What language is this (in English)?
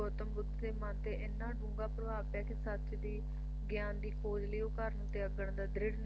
Punjabi